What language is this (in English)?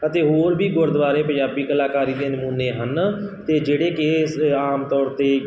Punjabi